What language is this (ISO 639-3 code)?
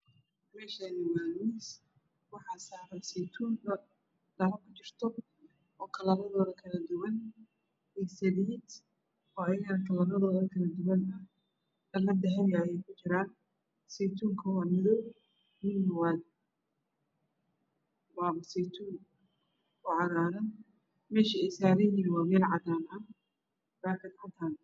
som